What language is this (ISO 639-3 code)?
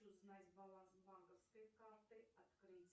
rus